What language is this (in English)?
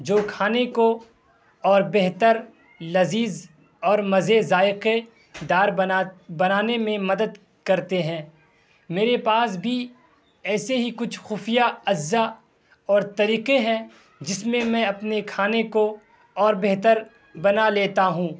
Urdu